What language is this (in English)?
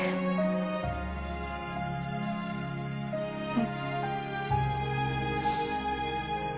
Japanese